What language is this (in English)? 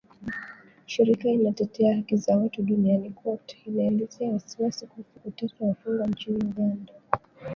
Swahili